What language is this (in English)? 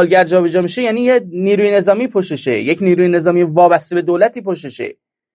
Persian